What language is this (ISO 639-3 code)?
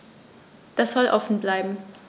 deu